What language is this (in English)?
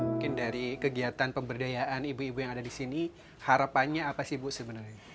Indonesian